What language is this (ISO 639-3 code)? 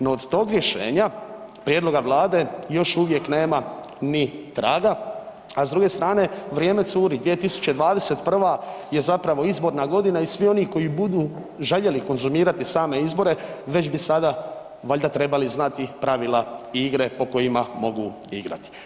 hrv